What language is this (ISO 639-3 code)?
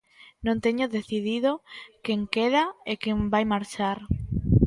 glg